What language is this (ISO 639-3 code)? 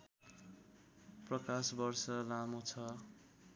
nep